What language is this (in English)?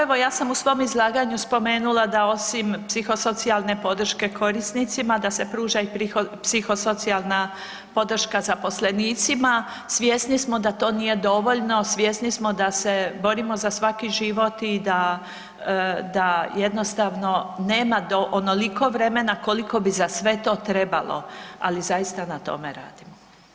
Croatian